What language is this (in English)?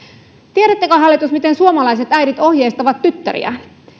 Finnish